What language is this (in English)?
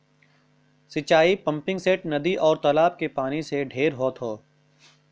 Bhojpuri